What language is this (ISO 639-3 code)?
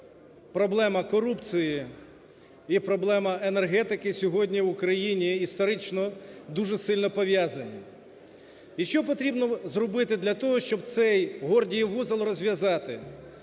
ukr